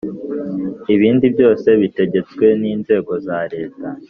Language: Kinyarwanda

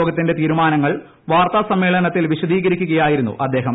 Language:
Malayalam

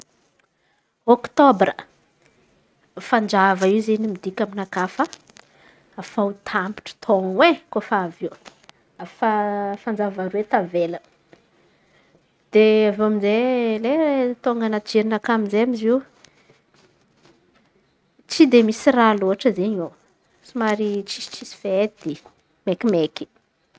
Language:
Antankarana Malagasy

